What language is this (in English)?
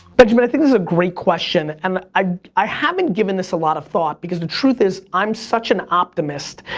English